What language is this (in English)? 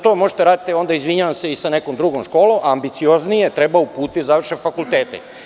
Serbian